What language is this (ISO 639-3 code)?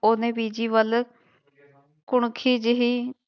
pan